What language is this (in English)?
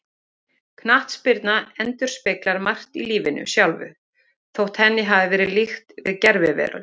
Icelandic